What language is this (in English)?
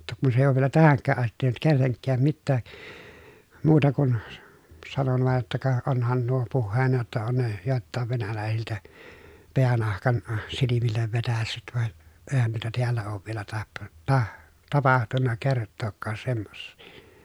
Finnish